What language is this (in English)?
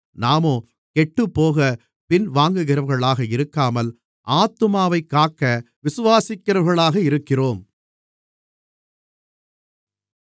Tamil